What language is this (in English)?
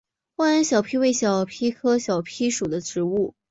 Chinese